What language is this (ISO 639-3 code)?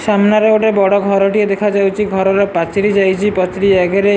ori